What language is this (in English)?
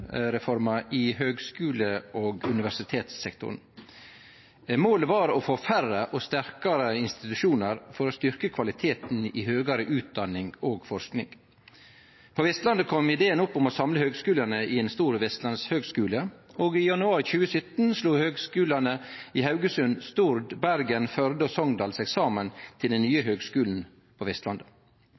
Norwegian Nynorsk